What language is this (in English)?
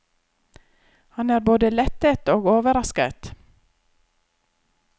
Norwegian